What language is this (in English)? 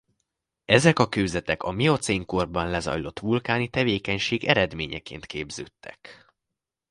Hungarian